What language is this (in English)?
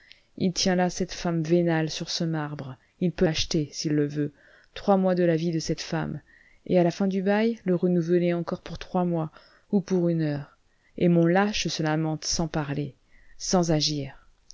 French